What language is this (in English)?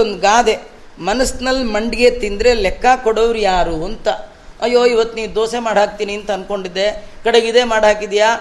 Kannada